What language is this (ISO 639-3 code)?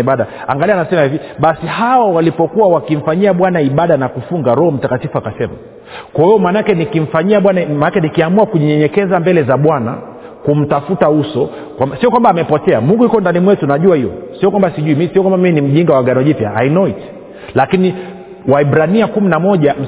swa